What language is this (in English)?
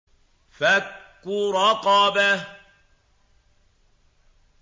Arabic